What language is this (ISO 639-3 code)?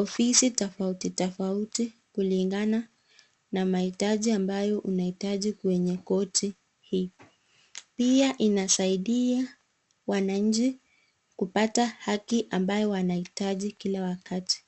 swa